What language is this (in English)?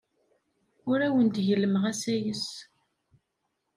Kabyle